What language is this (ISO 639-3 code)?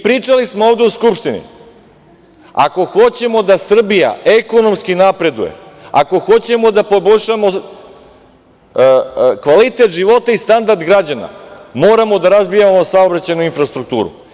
srp